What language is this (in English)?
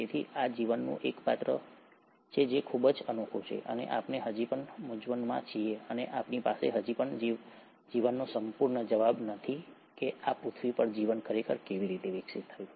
Gujarati